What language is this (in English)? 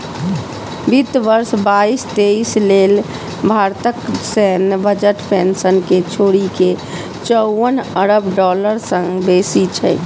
Maithili